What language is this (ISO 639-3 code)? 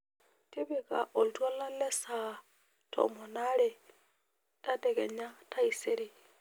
mas